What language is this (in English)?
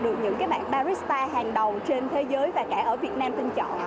Vietnamese